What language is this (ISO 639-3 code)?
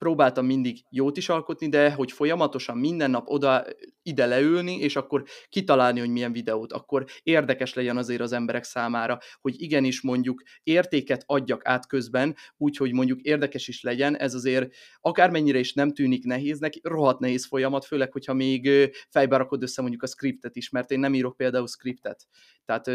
hun